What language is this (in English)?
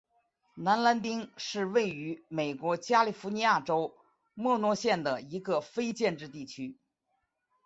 Chinese